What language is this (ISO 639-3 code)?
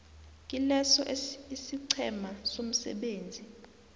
nbl